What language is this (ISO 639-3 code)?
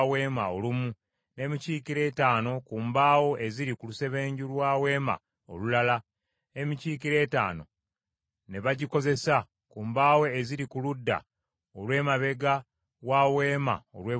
lug